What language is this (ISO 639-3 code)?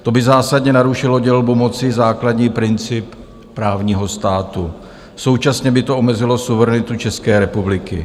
ces